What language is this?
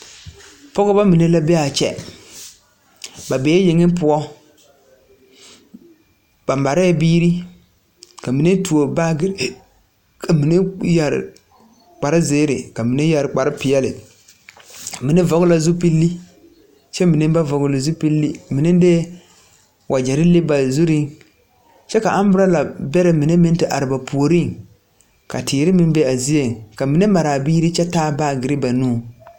Southern Dagaare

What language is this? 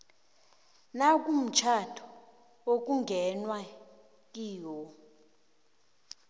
South Ndebele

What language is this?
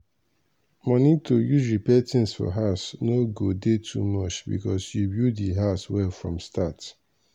Nigerian Pidgin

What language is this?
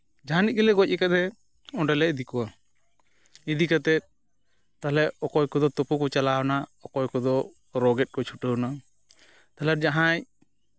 Santali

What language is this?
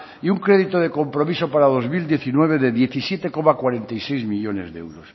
Spanish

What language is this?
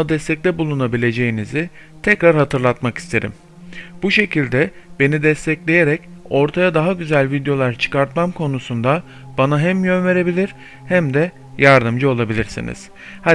Turkish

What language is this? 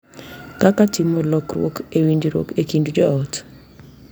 Luo (Kenya and Tanzania)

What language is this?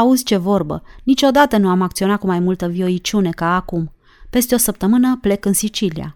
Romanian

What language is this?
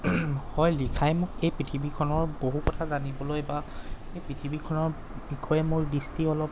Assamese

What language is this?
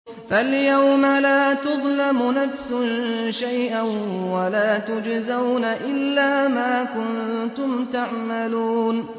Arabic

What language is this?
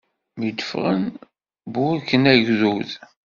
Kabyle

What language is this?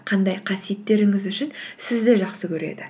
Kazakh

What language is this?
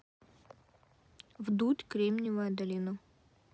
Russian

